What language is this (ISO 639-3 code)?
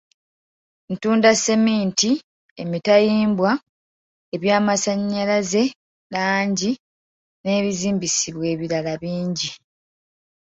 lug